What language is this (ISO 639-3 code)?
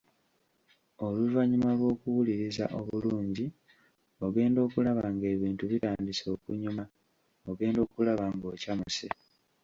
lug